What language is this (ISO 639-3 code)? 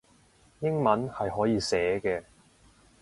yue